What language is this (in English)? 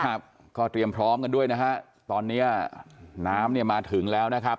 Thai